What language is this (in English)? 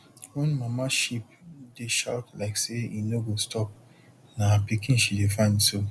Nigerian Pidgin